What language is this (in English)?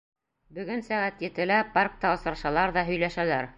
Bashkir